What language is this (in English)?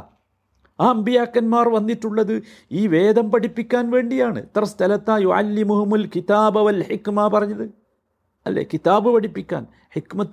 Malayalam